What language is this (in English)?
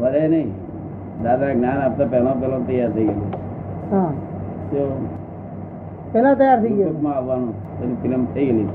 Gujarati